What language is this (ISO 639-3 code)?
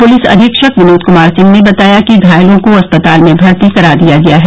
hin